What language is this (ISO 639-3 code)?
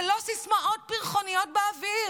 heb